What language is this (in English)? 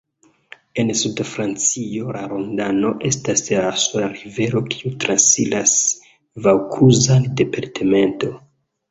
Esperanto